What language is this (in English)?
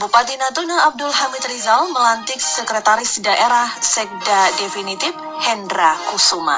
Indonesian